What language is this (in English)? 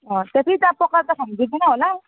Nepali